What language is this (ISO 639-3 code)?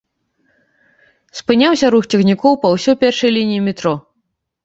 bel